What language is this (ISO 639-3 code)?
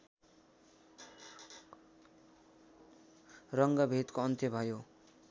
nep